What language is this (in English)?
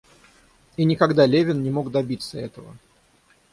Russian